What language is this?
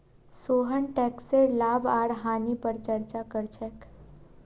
Magahi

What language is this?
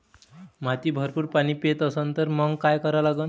Marathi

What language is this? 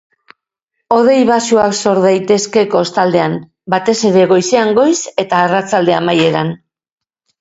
Basque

